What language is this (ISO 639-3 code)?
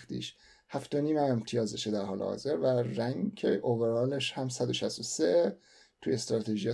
fas